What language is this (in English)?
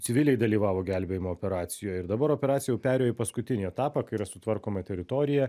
Lithuanian